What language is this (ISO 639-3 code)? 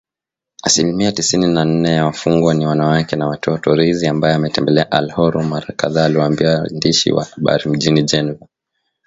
swa